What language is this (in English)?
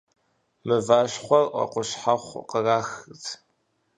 Kabardian